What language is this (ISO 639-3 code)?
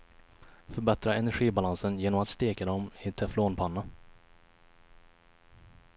swe